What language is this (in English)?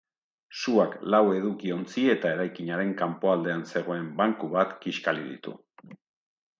Basque